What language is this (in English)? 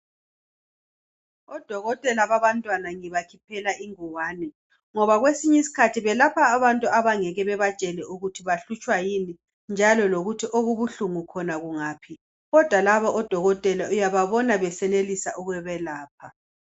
North Ndebele